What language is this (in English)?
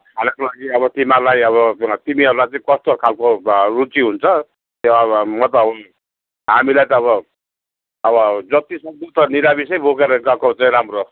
Nepali